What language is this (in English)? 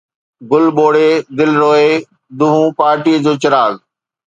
Sindhi